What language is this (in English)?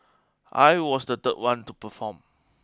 English